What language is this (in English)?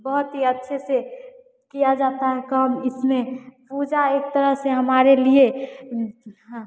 Hindi